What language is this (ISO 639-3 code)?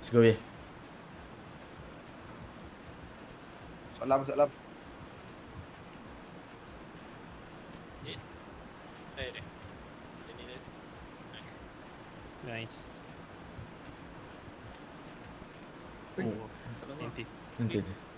msa